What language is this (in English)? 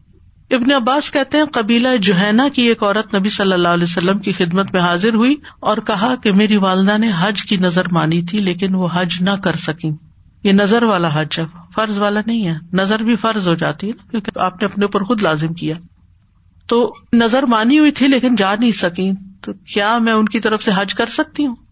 Urdu